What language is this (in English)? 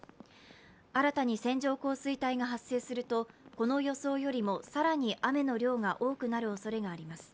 Japanese